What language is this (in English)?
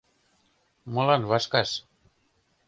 Mari